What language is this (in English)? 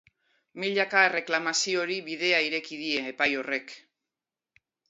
Basque